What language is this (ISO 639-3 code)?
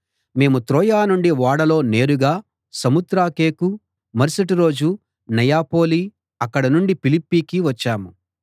tel